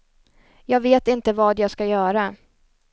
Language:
Swedish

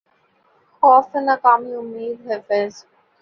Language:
Urdu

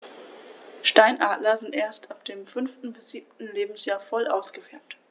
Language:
German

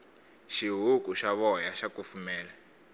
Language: Tsonga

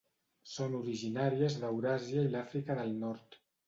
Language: Catalan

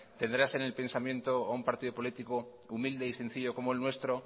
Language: Spanish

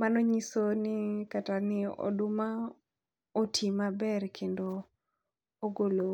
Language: Luo (Kenya and Tanzania)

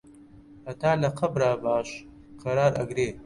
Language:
Central Kurdish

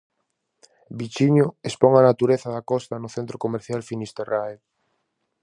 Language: Galician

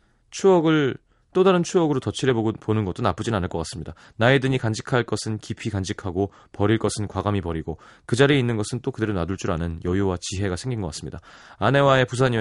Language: Korean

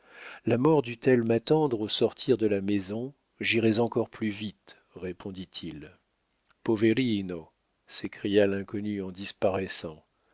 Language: French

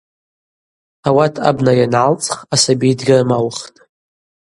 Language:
Abaza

